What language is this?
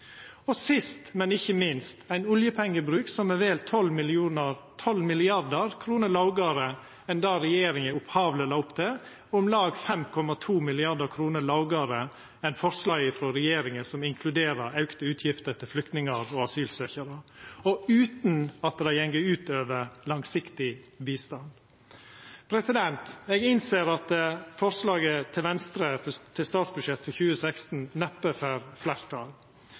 Norwegian Nynorsk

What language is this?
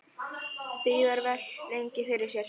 Icelandic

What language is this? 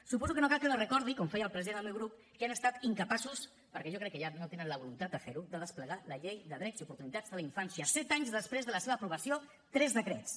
Catalan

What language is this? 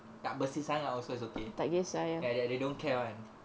English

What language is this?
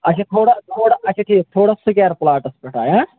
Kashmiri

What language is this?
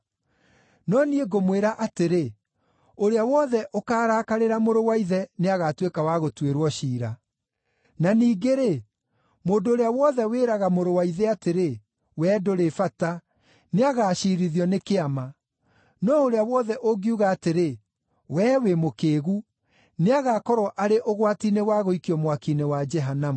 Kikuyu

